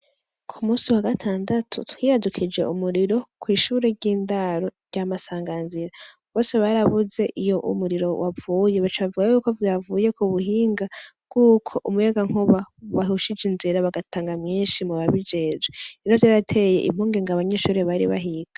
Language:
Rundi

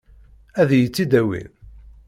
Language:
Kabyle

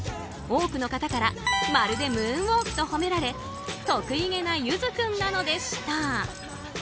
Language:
Japanese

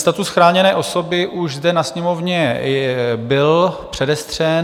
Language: Czech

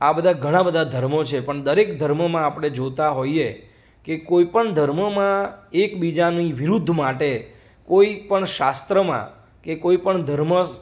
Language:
Gujarati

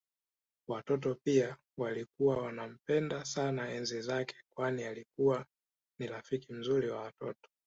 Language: Swahili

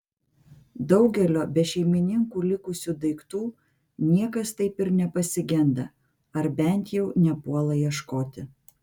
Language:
Lithuanian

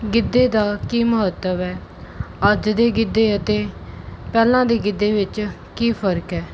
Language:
Punjabi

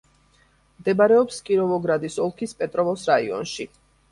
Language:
Georgian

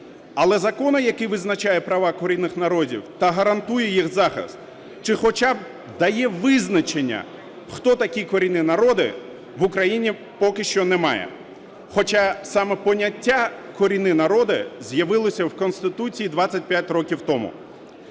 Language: Ukrainian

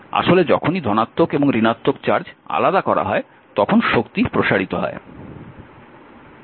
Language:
Bangla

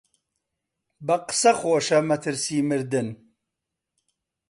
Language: Central Kurdish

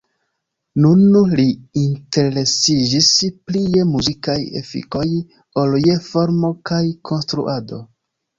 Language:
Esperanto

